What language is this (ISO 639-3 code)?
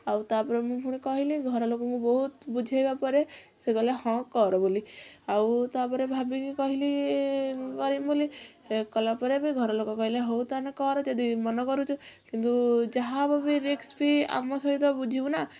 ori